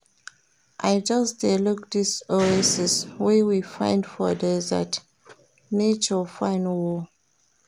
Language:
Nigerian Pidgin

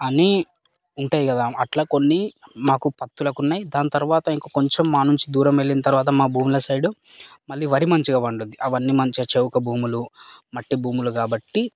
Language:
Telugu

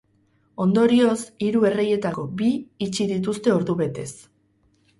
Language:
Basque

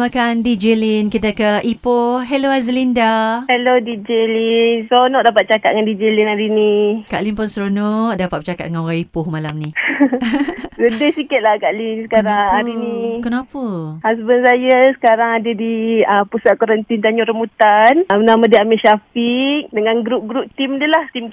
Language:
Malay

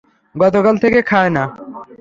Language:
Bangla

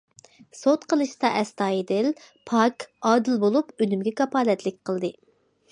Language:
Uyghur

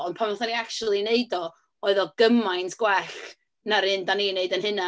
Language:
Welsh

